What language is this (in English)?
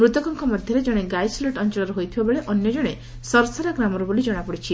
Odia